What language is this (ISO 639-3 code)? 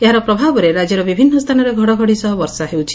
ori